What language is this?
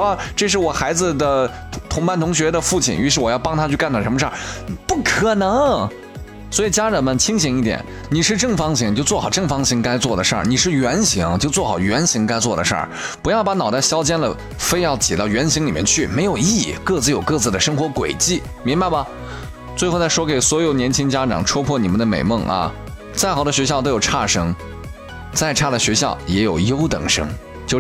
Chinese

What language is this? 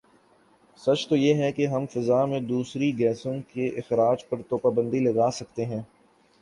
Urdu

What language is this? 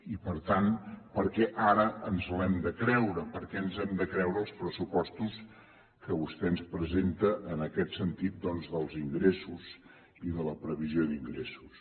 Catalan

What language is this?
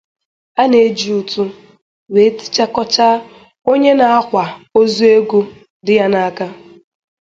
Igbo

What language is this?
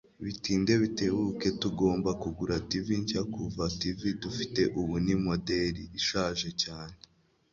Kinyarwanda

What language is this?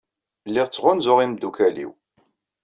Kabyle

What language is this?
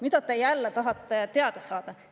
Estonian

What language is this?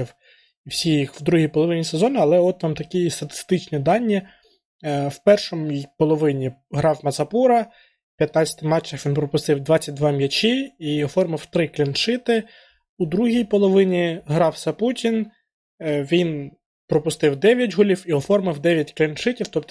Ukrainian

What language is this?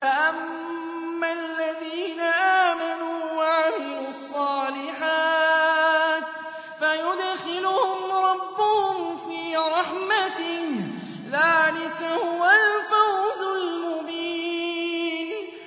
Arabic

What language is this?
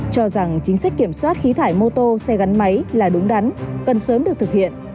Vietnamese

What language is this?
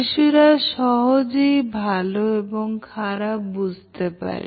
Bangla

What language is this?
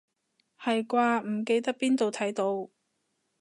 Cantonese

